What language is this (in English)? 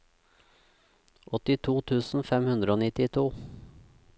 Norwegian